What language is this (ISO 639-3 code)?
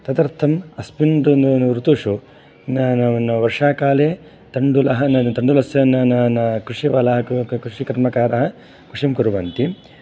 san